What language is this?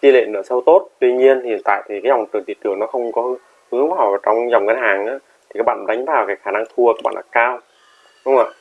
Vietnamese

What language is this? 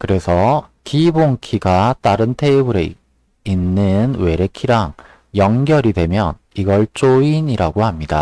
Korean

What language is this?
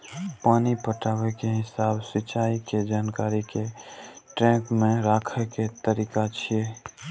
Maithili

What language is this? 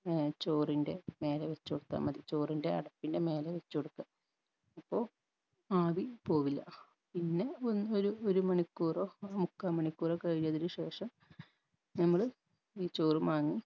Malayalam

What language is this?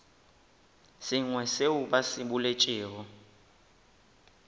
Northern Sotho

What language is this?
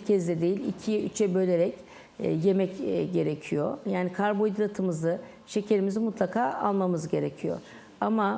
Turkish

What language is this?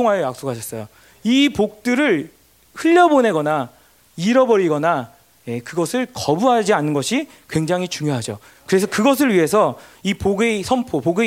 Korean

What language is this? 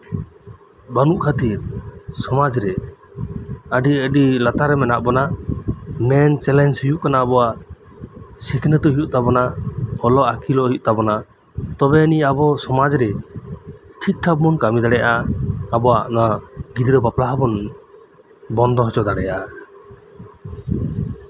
Santali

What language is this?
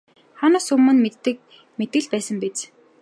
Mongolian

